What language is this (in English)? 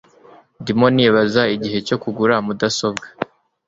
Kinyarwanda